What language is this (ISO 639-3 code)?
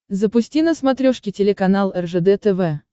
rus